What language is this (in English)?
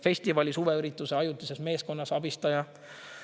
Estonian